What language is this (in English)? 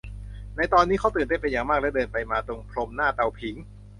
Thai